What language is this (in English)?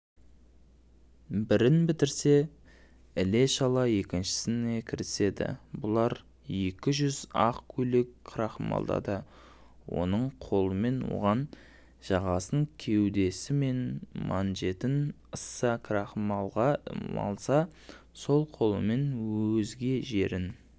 Kazakh